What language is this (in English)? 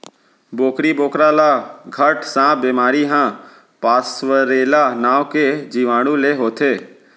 Chhattisgarhi